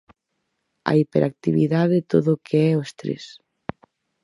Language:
Galician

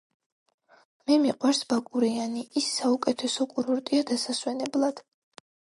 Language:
Georgian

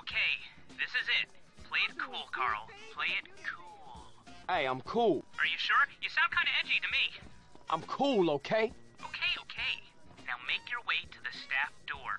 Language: English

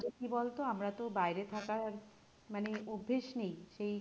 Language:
Bangla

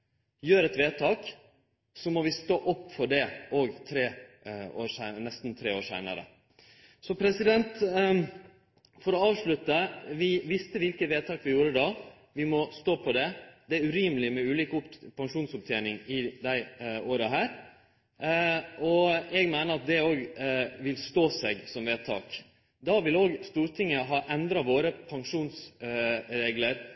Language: Norwegian Nynorsk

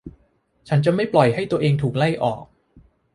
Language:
Thai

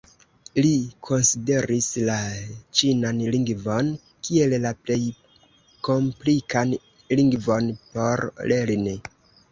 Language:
Esperanto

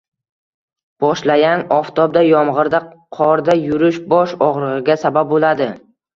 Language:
Uzbek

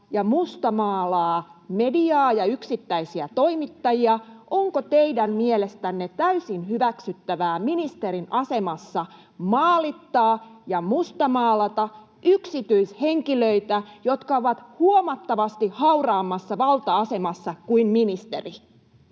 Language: Finnish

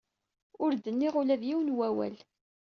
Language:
Kabyle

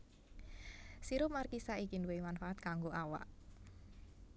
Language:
Javanese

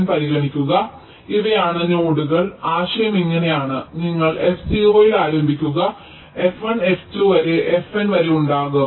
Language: Malayalam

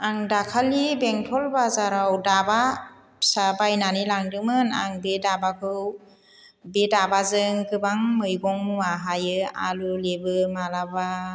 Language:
Bodo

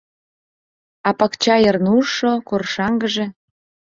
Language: Mari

